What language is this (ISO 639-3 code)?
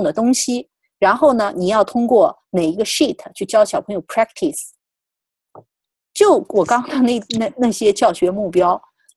zho